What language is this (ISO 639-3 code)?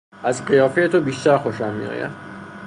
fas